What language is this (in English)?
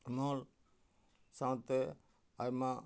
Santali